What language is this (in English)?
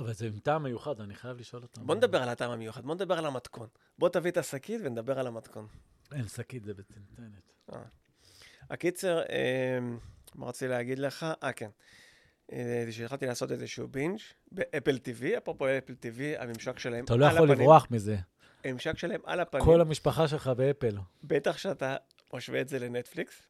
Hebrew